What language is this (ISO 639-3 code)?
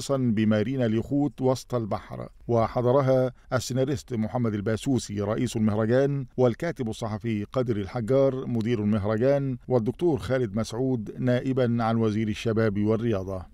ara